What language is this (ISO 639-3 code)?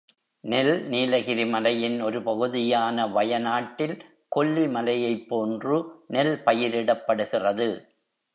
tam